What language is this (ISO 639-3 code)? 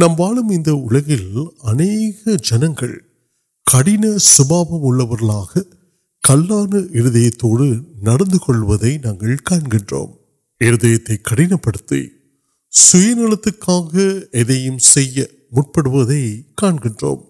urd